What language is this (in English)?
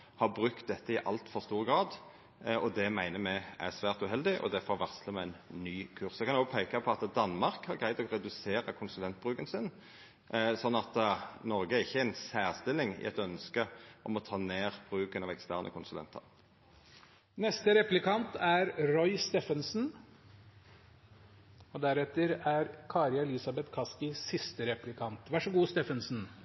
Norwegian Nynorsk